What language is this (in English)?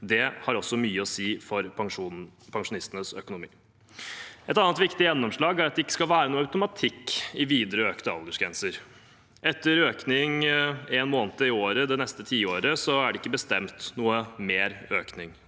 Norwegian